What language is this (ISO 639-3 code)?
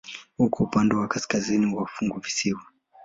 swa